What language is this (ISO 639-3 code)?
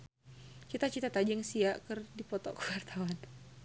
sun